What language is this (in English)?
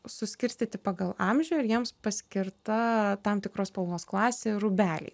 Lithuanian